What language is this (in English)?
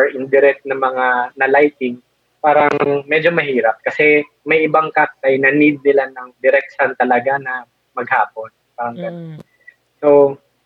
Filipino